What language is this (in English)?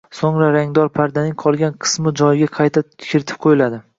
Uzbek